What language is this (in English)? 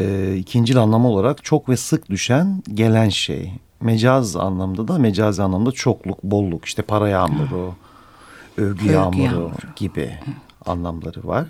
Turkish